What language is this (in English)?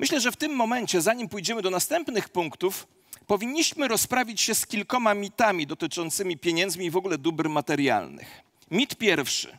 Polish